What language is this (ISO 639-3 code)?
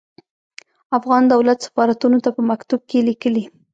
pus